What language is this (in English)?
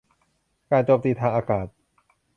Thai